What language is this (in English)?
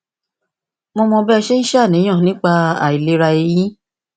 Yoruba